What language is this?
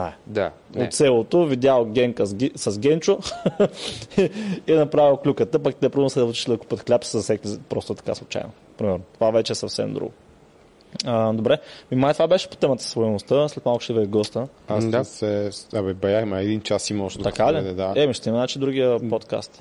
Bulgarian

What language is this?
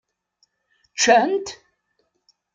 Kabyle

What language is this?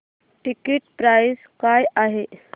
Marathi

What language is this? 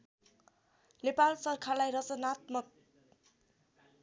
Nepali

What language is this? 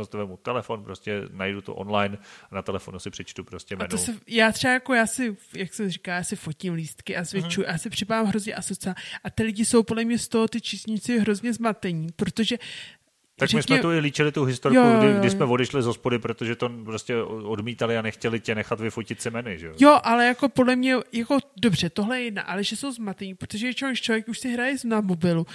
Czech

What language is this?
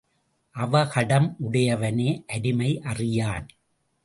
Tamil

